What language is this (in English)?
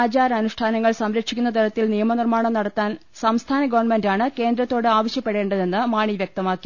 Malayalam